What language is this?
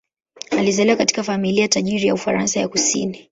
Swahili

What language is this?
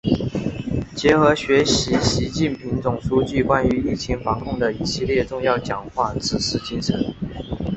Chinese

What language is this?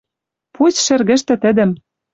Western Mari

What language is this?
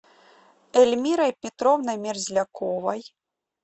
Russian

